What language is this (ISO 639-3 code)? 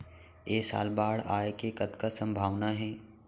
hne